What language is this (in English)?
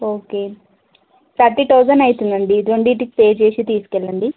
Telugu